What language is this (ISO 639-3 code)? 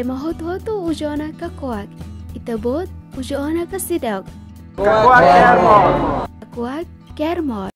ind